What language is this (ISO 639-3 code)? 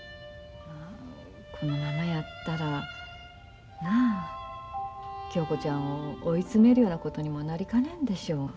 jpn